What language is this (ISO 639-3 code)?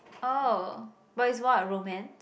eng